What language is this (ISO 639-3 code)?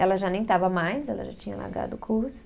por